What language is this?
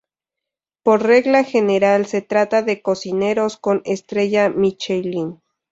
Spanish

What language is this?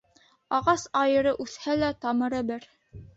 Bashkir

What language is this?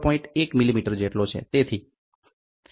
Gujarati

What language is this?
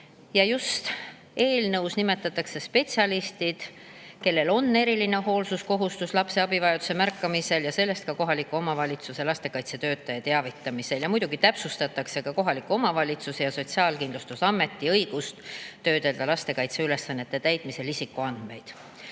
Estonian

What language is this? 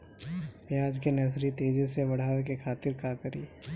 Bhojpuri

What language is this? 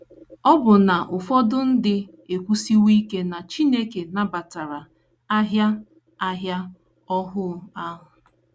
Igbo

